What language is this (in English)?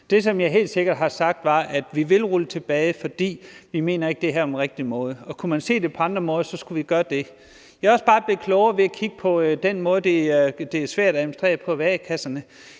Danish